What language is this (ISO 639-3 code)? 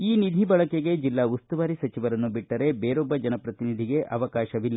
kan